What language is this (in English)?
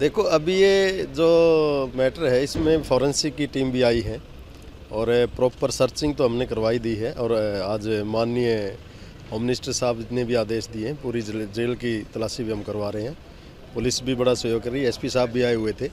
Hindi